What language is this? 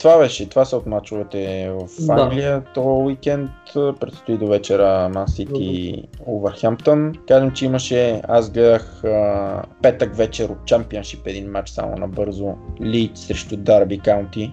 Bulgarian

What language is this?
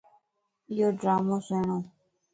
Lasi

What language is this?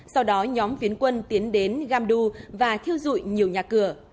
Vietnamese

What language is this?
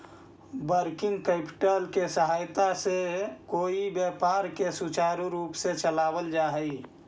Magahi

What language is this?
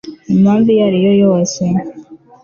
Kinyarwanda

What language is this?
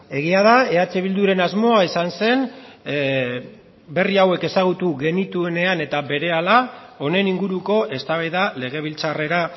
Basque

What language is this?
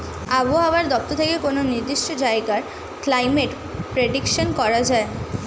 Bangla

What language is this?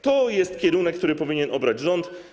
Polish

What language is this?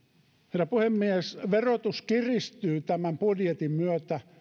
Finnish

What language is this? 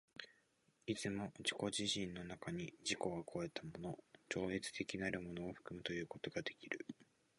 Japanese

